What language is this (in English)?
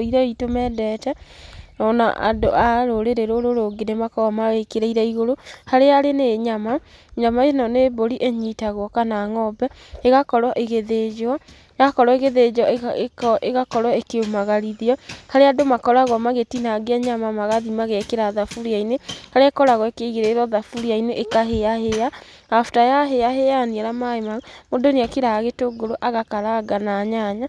Kikuyu